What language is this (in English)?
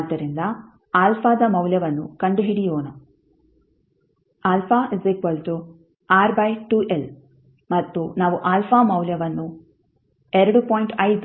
Kannada